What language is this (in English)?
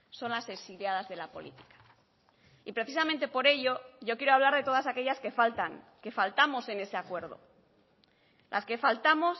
Spanish